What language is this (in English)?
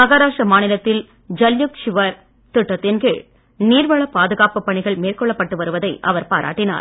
Tamil